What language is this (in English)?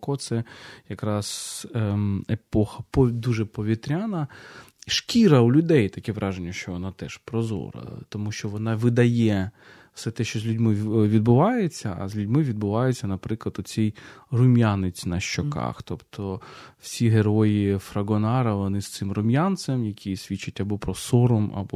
Ukrainian